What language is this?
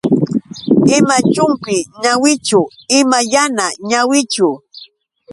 Yauyos Quechua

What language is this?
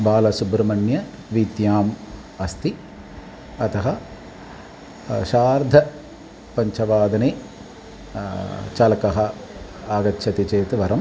Sanskrit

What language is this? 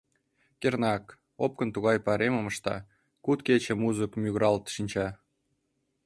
Mari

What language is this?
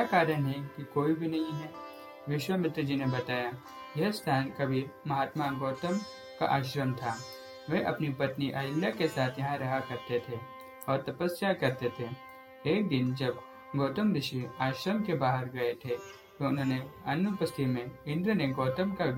Hindi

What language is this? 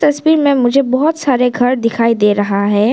Hindi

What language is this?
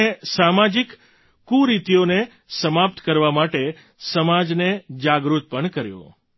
Gujarati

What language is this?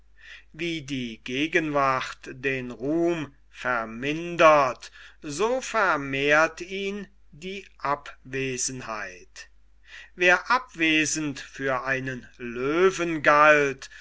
German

